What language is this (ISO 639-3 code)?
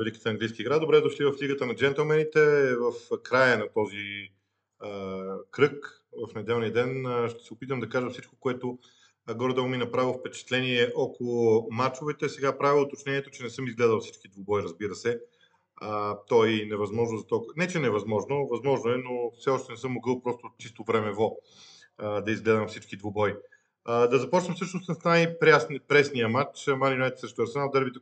bul